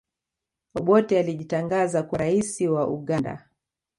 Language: Swahili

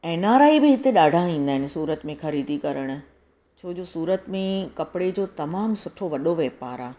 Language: Sindhi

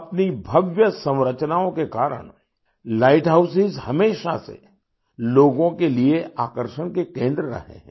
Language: Hindi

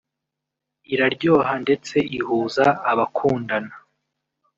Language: Kinyarwanda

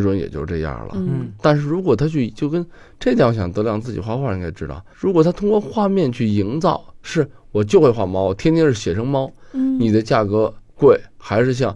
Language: Chinese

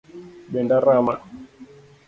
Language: Luo (Kenya and Tanzania)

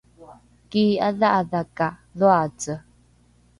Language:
Rukai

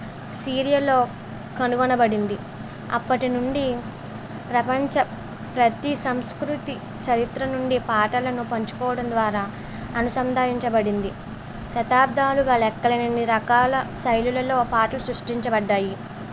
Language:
Telugu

